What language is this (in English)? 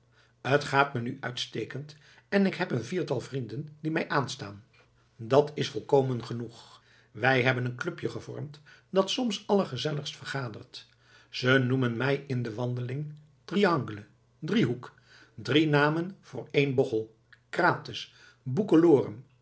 Dutch